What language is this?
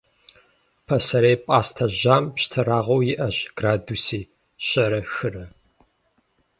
Kabardian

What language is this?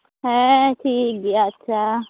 Santali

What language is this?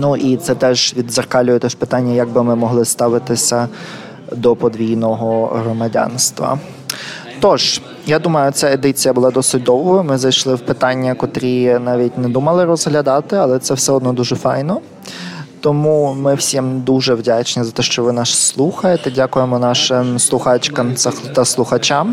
Ukrainian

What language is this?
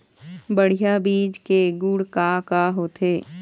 Chhattisgarhi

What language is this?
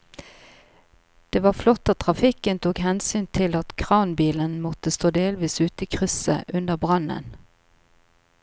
Norwegian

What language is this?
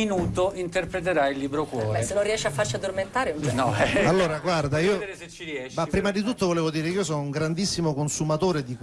Italian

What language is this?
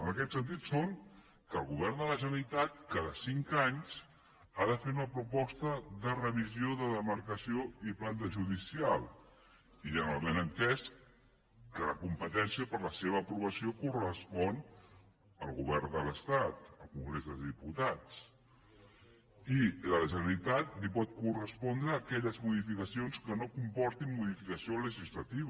Catalan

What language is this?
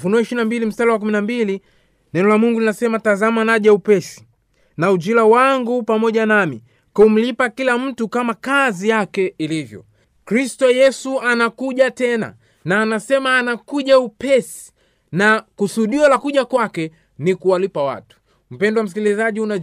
Swahili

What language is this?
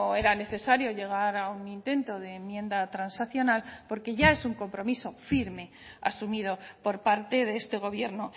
Spanish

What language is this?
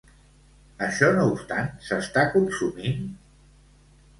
Catalan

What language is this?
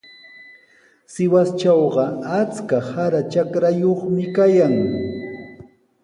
Sihuas Ancash Quechua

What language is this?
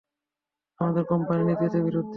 Bangla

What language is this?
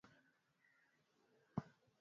Swahili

